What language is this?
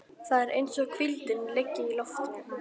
Icelandic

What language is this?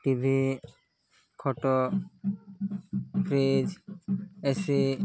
Odia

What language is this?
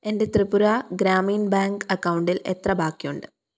Malayalam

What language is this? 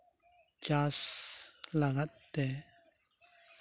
Santali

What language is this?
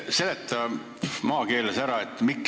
Estonian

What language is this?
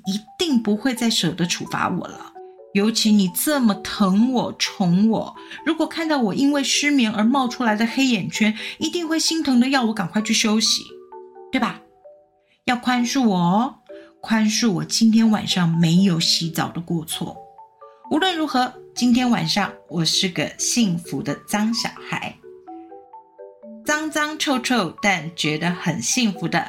Chinese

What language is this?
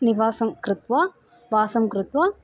Sanskrit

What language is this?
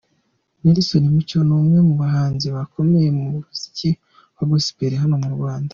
Kinyarwanda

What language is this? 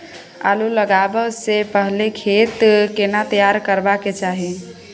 Maithili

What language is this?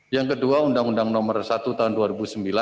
Indonesian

